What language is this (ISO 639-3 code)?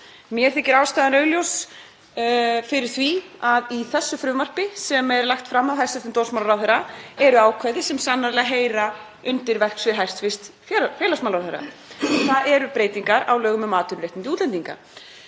isl